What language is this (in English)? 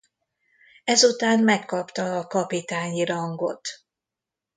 Hungarian